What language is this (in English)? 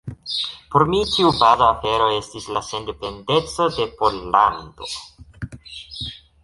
Esperanto